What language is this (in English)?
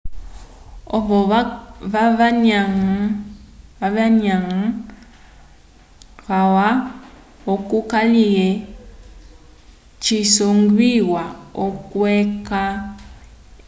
Umbundu